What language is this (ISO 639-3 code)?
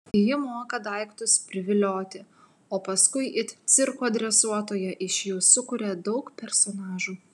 lit